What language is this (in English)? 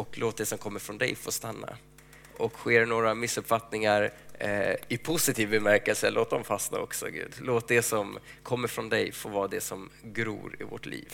Swedish